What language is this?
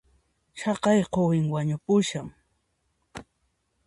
Puno Quechua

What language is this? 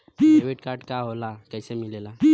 Bhojpuri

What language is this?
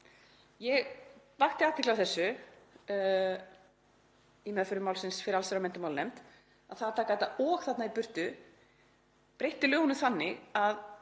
Icelandic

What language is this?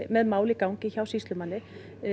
Icelandic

